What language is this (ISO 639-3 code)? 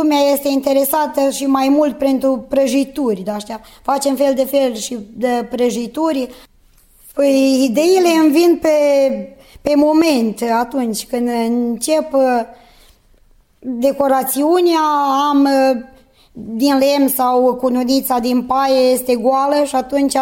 ron